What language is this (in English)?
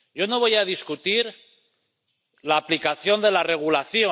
Spanish